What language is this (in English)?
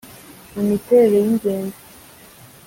Kinyarwanda